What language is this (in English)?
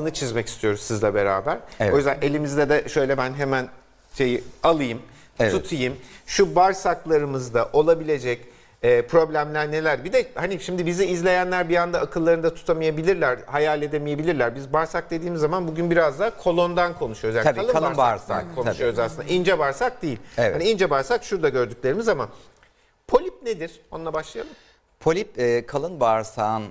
Turkish